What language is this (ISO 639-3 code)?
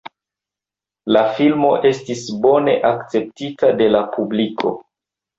epo